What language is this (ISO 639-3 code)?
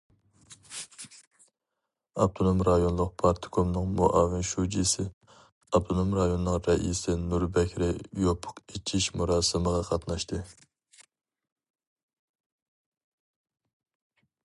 uig